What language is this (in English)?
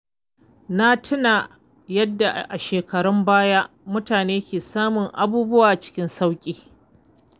Hausa